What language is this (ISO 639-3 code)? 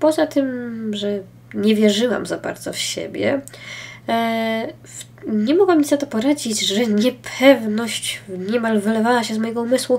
pol